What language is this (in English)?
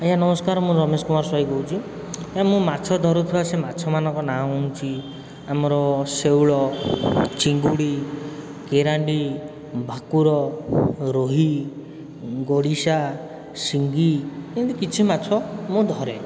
Odia